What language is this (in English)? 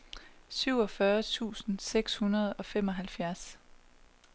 Danish